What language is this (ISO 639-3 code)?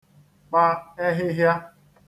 ibo